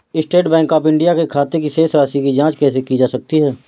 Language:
Hindi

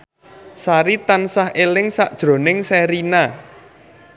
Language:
Javanese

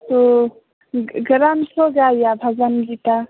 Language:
Hindi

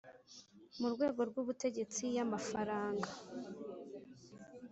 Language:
Kinyarwanda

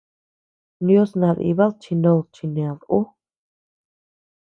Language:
Tepeuxila Cuicatec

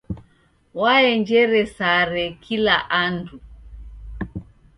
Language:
Taita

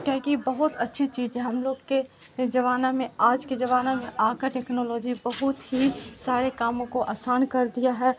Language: Urdu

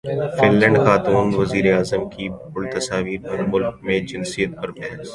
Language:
Urdu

